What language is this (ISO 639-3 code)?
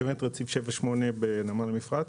heb